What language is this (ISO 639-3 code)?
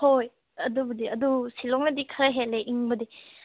mni